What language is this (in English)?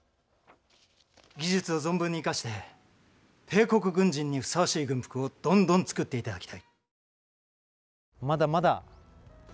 Japanese